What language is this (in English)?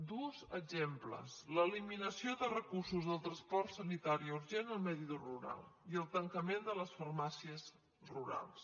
Catalan